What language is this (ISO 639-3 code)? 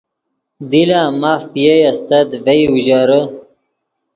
ydg